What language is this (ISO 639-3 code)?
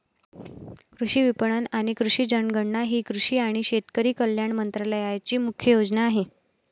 mar